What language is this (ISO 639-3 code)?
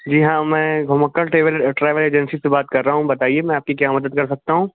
urd